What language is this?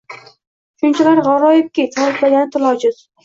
Uzbek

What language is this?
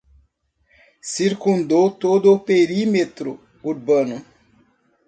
Portuguese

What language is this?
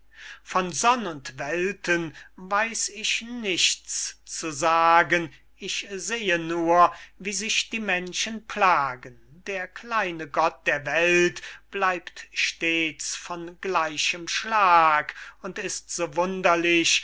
German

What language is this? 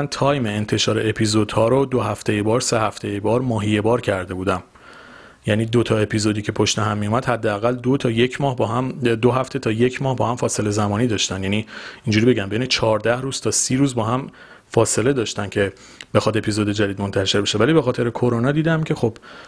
Persian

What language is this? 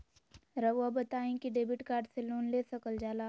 Magahi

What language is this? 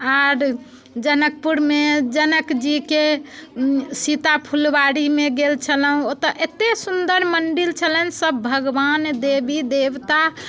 Maithili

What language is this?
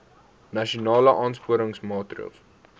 Afrikaans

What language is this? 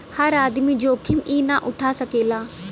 Bhojpuri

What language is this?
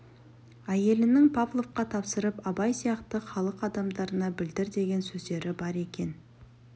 Kazakh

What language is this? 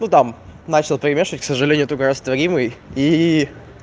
Russian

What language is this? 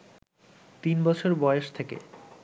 Bangla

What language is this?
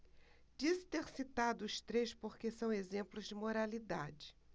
Portuguese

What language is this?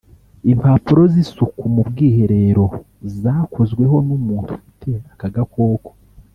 Kinyarwanda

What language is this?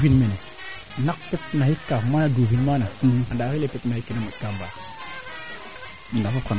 Serer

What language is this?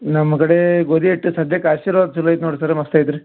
Kannada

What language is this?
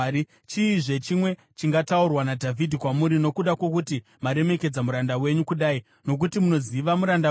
Shona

